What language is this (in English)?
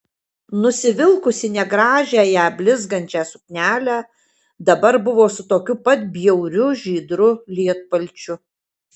Lithuanian